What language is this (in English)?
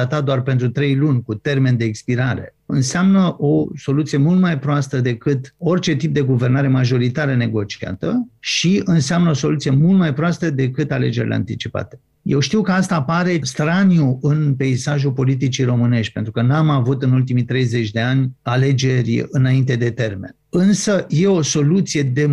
Romanian